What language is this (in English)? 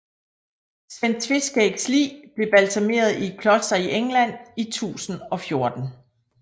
Danish